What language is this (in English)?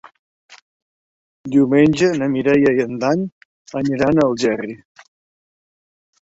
Catalan